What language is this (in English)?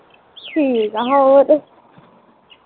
Punjabi